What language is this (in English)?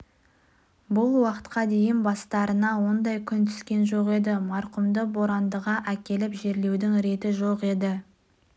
Kazakh